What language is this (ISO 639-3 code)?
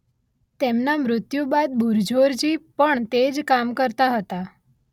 guj